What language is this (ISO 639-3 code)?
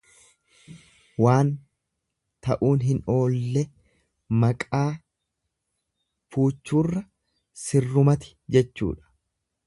orm